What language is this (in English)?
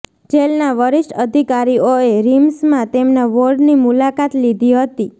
Gujarati